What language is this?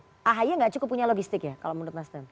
Indonesian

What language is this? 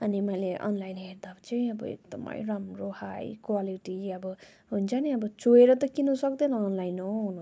Nepali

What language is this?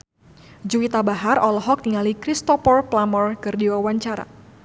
Sundanese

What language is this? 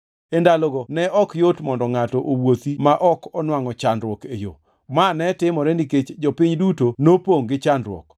Luo (Kenya and Tanzania)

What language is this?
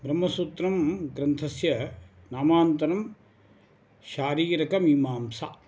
Sanskrit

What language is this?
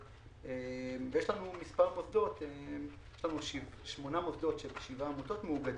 Hebrew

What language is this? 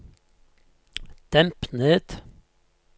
Norwegian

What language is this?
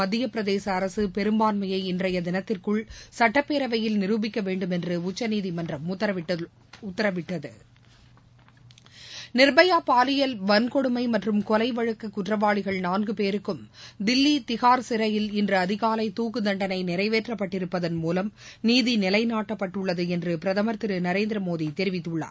Tamil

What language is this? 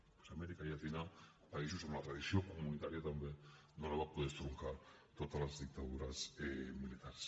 Catalan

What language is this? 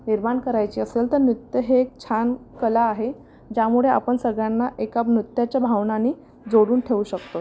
Marathi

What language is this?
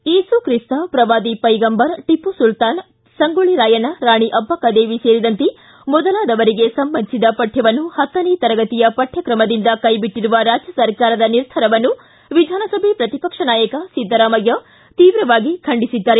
Kannada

